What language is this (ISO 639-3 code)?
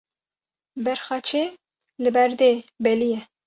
kur